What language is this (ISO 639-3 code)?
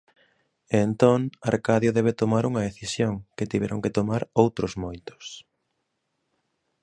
glg